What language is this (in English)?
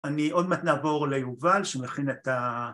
Hebrew